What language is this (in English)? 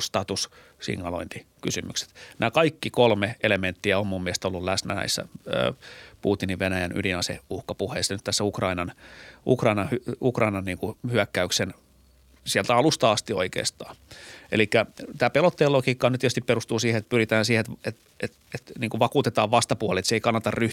Finnish